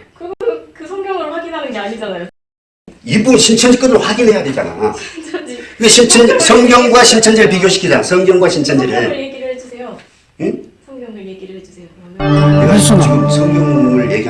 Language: Korean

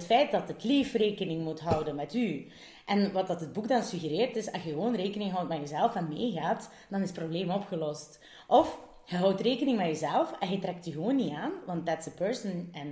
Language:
Dutch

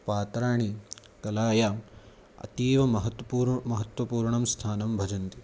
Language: Sanskrit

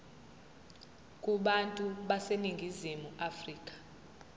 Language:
Zulu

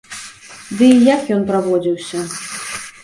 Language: Belarusian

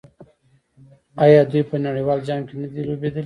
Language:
Pashto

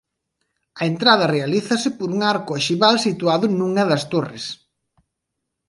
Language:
Galician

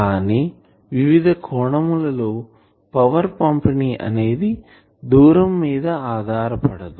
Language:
Telugu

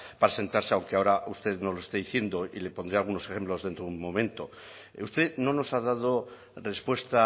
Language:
Spanish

